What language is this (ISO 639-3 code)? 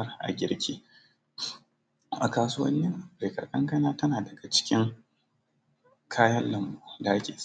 hau